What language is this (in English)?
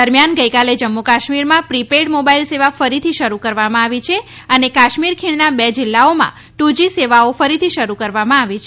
Gujarati